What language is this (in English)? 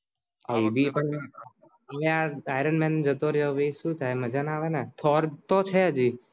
Gujarati